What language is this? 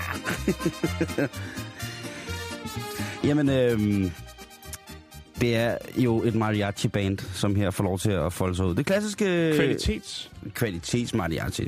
Danish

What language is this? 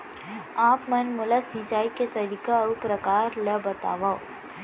Chhattisgarhi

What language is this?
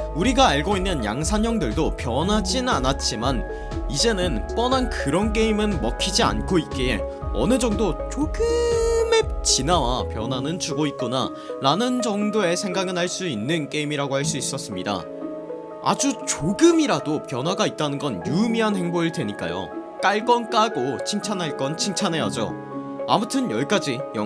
Korean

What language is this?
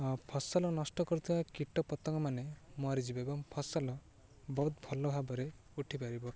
Odia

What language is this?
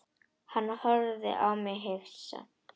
Icelandic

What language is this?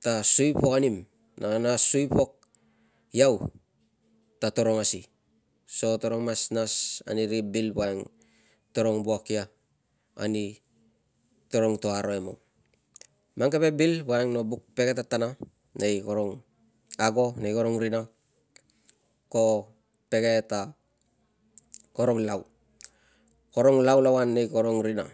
Tungag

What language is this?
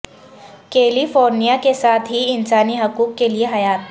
Urdu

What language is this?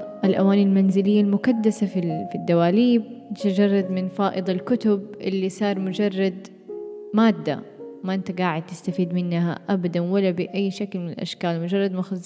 Arabic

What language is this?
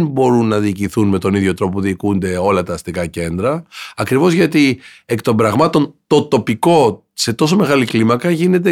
Greek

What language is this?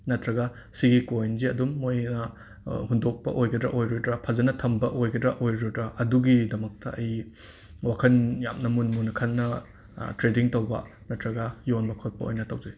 Manipuri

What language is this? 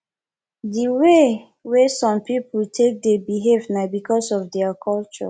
Nigerian Pidgin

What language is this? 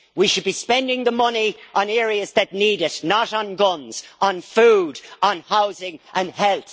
English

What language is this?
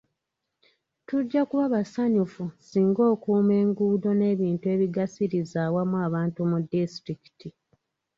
Ganda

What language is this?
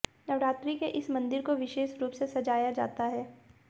Hindi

